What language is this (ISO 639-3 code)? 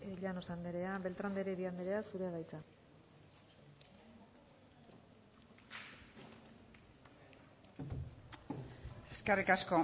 eus